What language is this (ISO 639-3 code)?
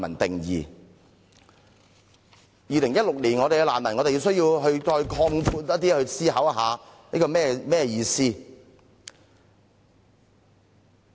yue